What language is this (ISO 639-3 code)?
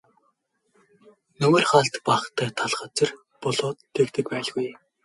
mon